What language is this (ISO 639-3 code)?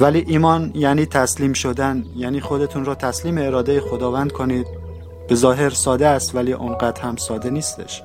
fas